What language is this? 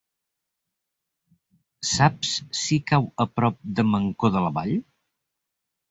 Catalan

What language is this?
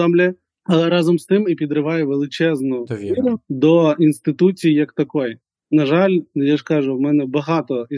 Ukrainian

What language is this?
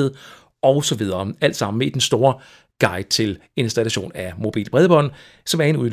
Danish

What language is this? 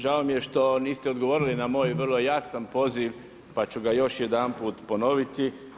Croatian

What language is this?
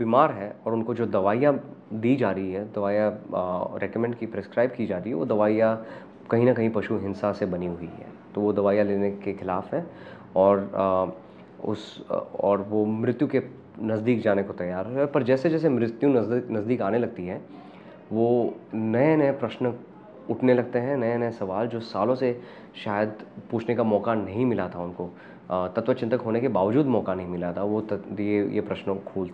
Hindi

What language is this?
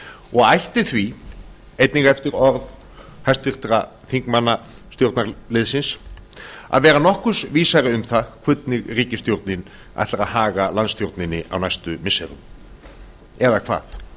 Icelandic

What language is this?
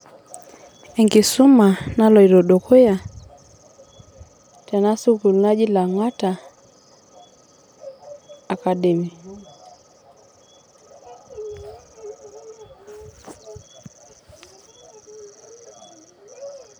Masai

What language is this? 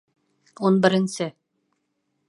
Bashkir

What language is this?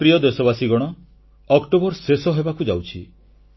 Odia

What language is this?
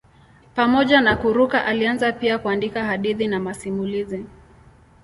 Swahili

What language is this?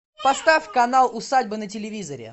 Russian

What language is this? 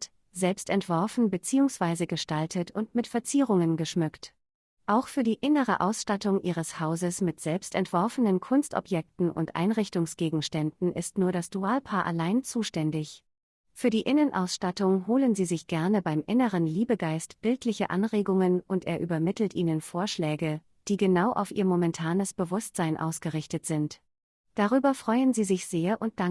German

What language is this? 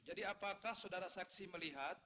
Indonesian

